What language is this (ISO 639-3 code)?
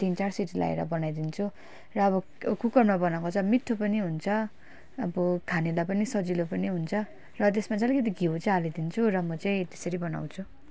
nep